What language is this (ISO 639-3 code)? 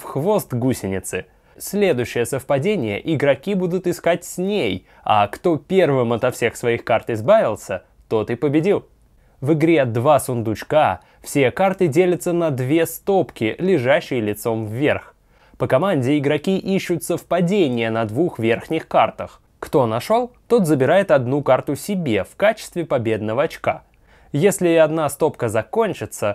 rus